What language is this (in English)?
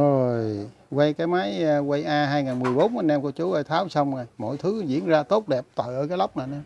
Vietnamese